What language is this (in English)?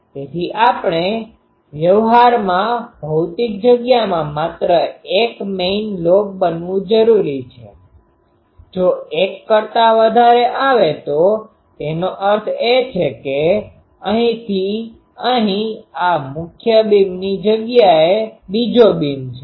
Gujarati